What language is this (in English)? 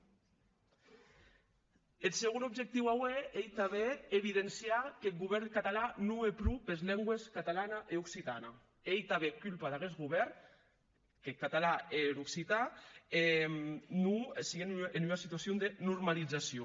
Catalan